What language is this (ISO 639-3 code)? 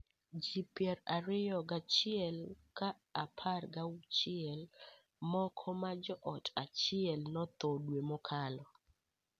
luo